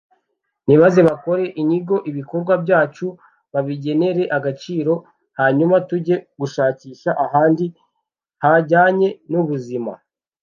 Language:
Kinyarwanda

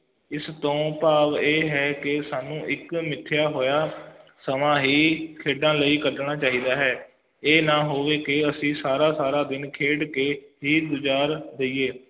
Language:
Punjabi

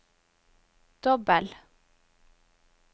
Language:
Norwegian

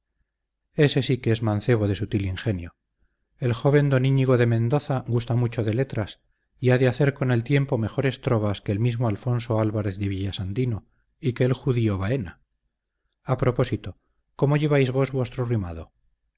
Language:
Spanish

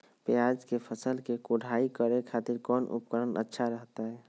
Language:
Magahi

